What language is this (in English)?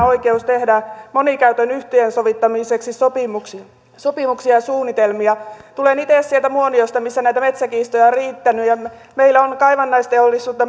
Finnish